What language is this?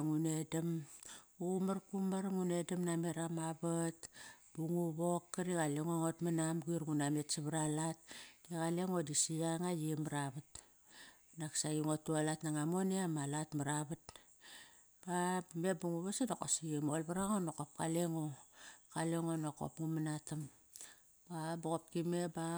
Kairak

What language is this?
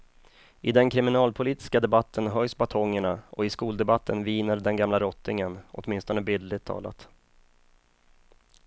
Swedish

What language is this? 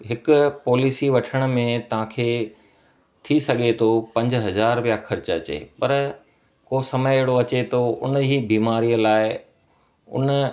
Sindhi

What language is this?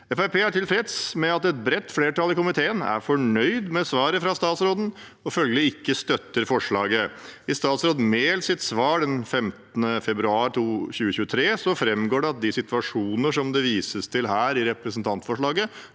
Norwegian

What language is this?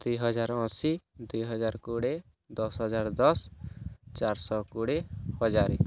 Odia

